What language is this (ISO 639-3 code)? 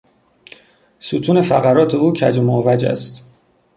fas